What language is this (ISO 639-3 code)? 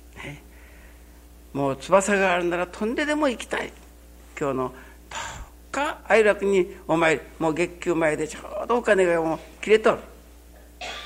jpn